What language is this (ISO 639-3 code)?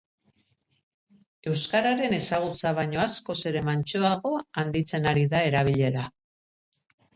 eus